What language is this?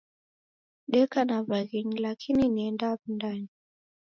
Taita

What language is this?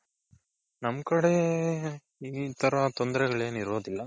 Kannada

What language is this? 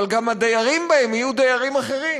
Hebrew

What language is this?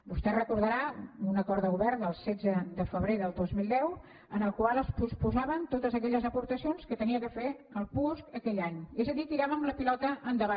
Catalan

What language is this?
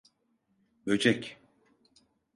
Turkish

